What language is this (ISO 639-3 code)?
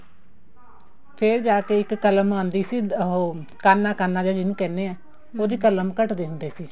pan